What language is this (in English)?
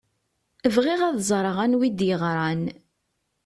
Kabyle